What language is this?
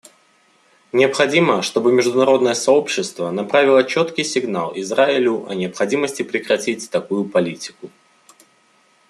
Russian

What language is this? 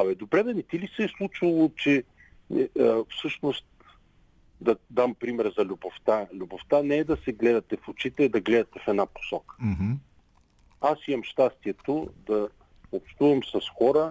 Bulgarian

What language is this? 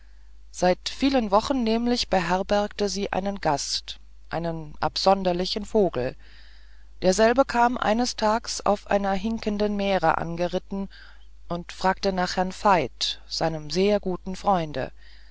German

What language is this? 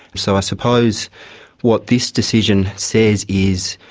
English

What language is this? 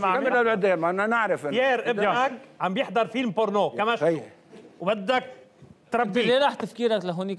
Arabic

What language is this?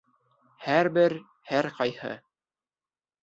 Bashkir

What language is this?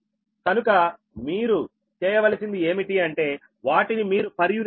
Telugu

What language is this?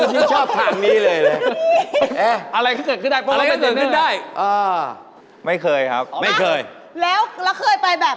Thai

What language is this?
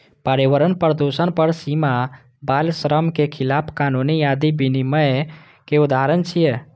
Maithili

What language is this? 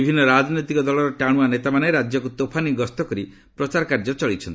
Odia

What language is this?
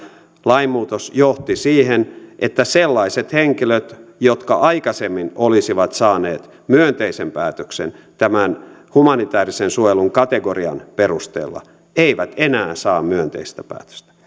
Finnish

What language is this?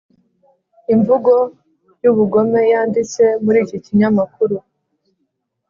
Kinyarwanda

